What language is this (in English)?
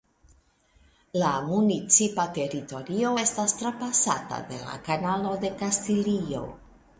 Esperanto